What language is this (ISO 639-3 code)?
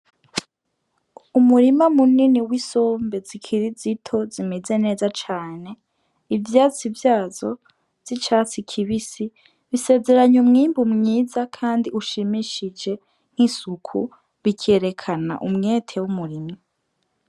run